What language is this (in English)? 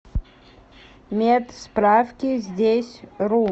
Russian